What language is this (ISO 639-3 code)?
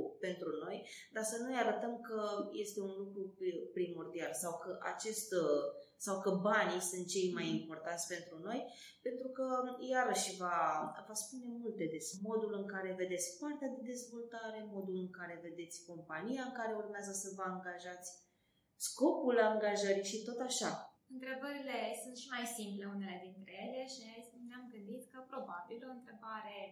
ron